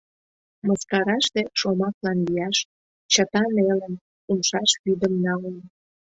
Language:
Mari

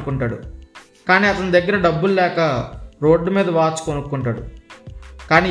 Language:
Telugu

